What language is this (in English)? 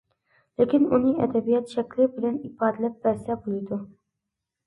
Uyghur